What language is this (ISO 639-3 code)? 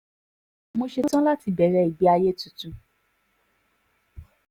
yor